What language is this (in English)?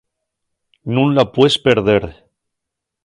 Asturian